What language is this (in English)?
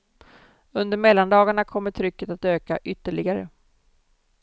Swedish